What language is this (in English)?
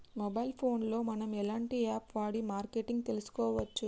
Telugu